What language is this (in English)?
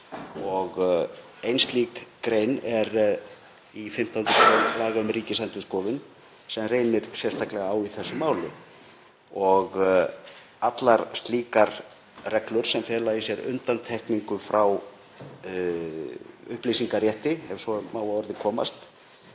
Icelandic